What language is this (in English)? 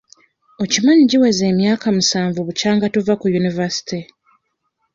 Ganda